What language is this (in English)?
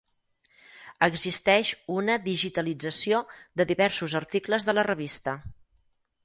Catalan